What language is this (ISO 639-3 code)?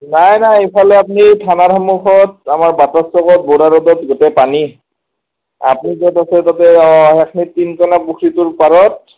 asm